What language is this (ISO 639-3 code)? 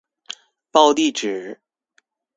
zho